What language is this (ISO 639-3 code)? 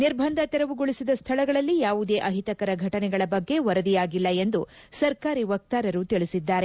kan